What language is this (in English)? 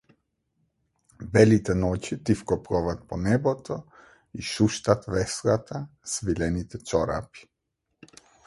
Macedonian